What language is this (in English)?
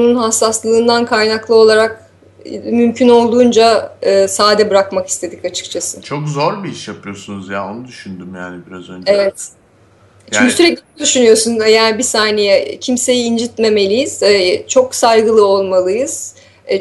Turkish